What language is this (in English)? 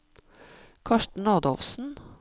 Norwegian